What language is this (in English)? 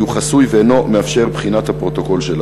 Hebrew